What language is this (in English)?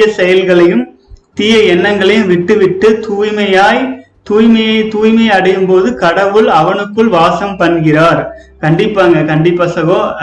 Tamil